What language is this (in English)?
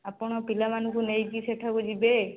Odia